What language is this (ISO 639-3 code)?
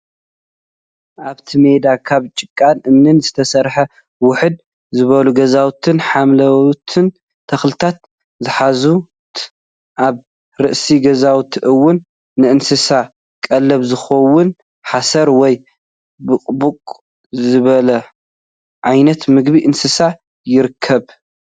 tir